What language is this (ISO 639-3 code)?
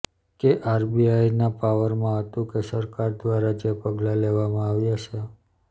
guj